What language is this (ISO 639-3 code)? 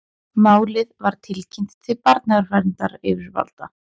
isl